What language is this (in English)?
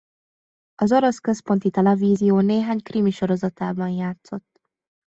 Hungarian